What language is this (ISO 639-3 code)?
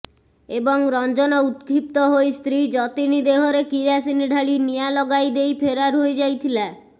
ori